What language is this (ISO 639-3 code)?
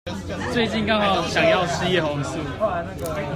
zho